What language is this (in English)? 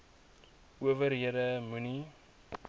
Afrikaans